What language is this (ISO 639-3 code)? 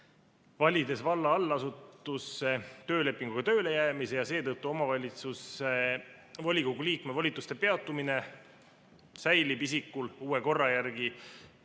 est